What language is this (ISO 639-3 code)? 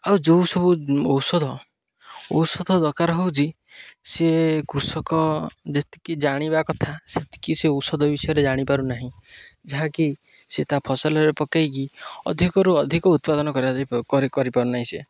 ori